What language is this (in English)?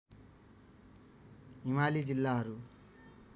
Nepali